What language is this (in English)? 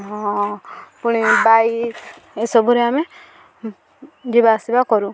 Odia